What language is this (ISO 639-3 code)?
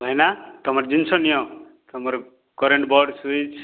ori